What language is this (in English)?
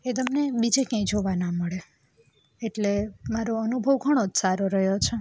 Gujarati